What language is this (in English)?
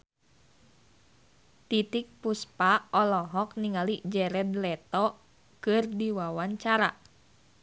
Sundanese